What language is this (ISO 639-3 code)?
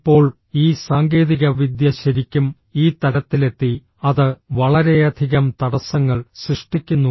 mal